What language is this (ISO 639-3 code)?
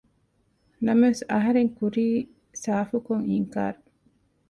div